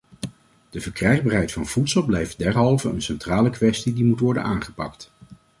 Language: Dutch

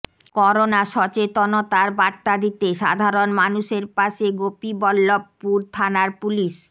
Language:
Bangla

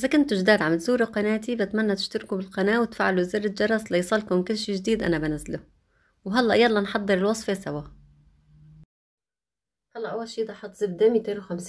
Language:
Arabic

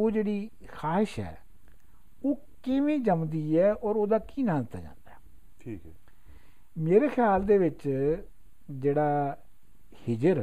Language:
Punjabi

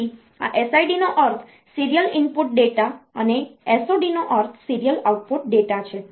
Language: Gujarati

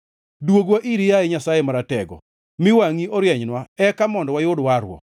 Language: Luo (Kenya and Tanzania)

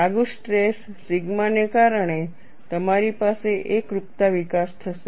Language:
Gujarati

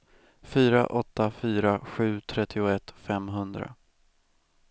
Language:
Swedish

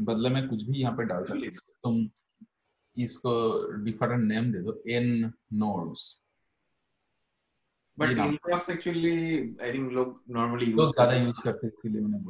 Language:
Hindi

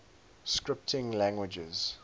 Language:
English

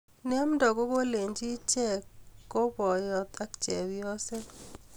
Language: Kalenjin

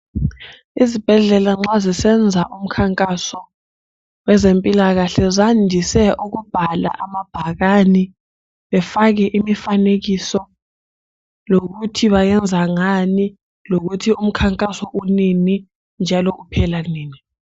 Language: North Ndebele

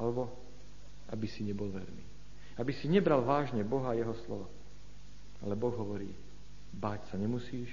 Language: Slovak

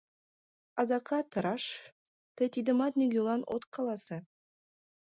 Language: Mari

